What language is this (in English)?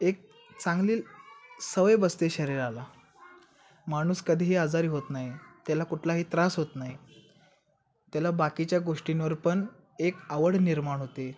Marathi